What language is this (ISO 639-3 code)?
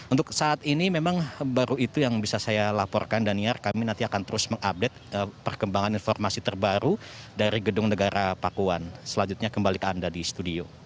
ind